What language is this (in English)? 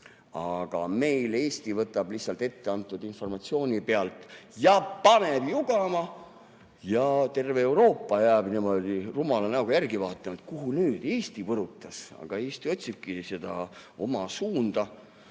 Estonian